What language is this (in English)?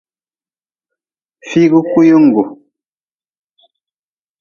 Nawdm